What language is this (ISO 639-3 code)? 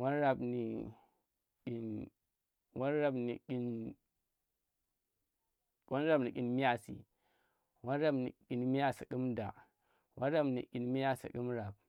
ttr